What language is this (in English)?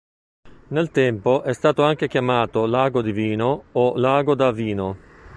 Italian